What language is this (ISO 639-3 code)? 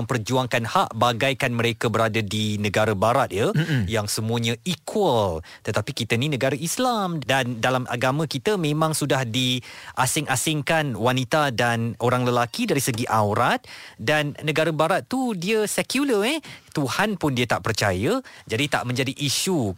msa